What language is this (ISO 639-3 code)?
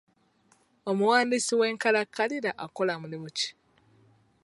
lug